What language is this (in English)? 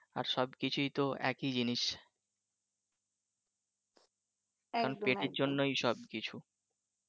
Bangla